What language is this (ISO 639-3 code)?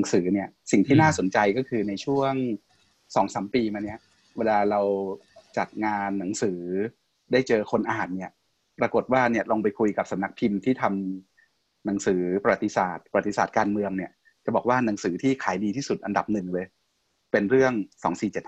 tha